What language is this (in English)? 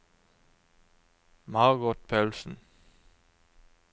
Norwegian